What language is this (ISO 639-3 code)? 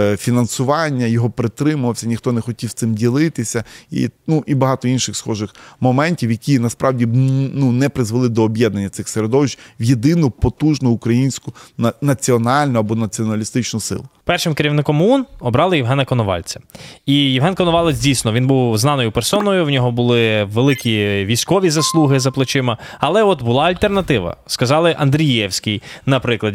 ukr